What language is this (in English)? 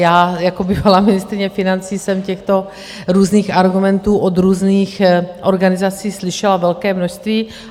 Czech